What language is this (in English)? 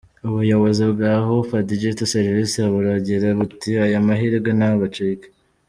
Kinyarwanda